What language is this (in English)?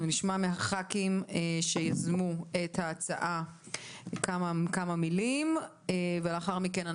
Hebrew